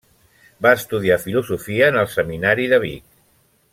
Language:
Catalan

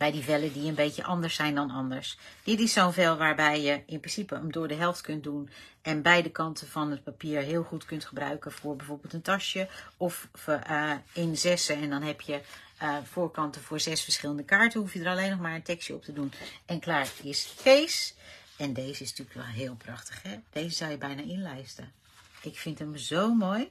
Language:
Dutch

